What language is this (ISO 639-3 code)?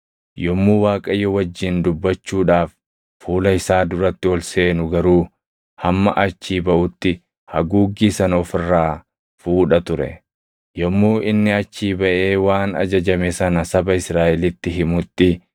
orm